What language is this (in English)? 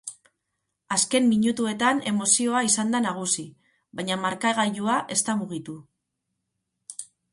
Basque